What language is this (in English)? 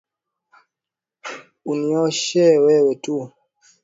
Swahili